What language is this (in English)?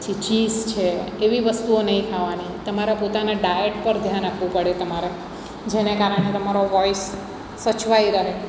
Gujarati